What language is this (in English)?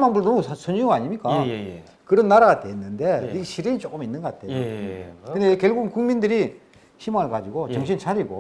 Korean